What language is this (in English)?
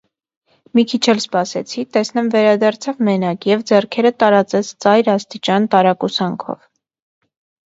Armenian